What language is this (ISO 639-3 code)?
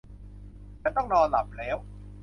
tha